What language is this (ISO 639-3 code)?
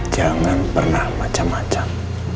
ind